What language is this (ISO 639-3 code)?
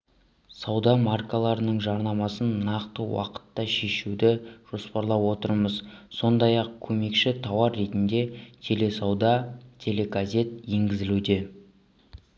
kaz